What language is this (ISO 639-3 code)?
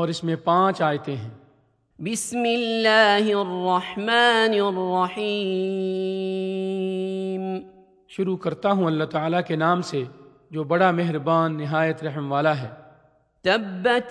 urd